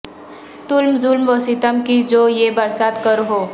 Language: Urdu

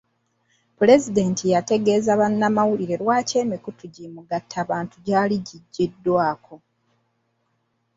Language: Ganda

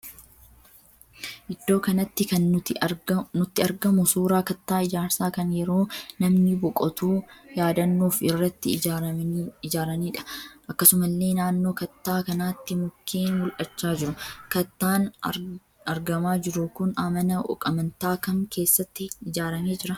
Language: Oromo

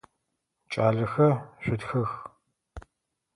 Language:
Adyghe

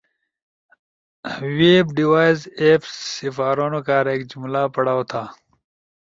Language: Ushojo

